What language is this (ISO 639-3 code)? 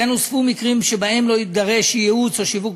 heb